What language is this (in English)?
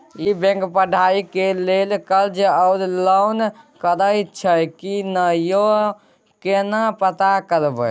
Maithili